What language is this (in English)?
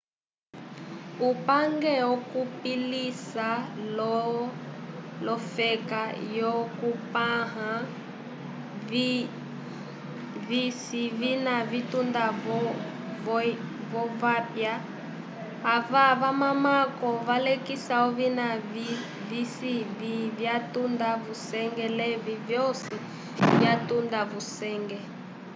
Umbundu